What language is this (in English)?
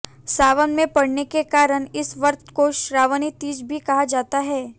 Hindi